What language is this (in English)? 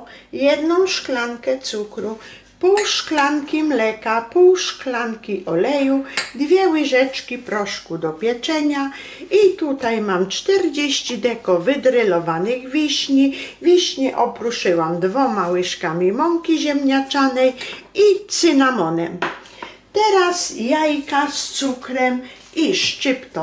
Polish